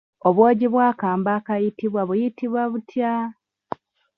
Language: Ganda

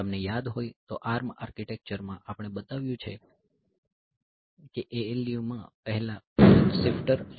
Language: Gujarati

